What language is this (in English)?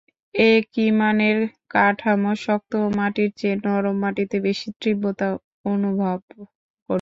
Bangla